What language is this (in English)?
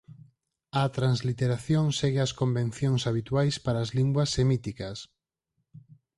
Galician